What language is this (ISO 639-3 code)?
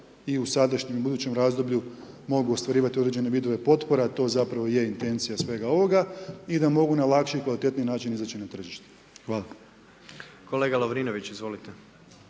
hrv